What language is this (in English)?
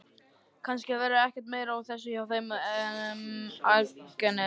Icelandic